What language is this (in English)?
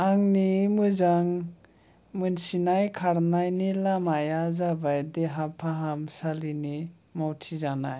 Bodo